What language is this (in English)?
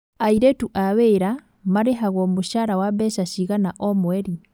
Kikuyu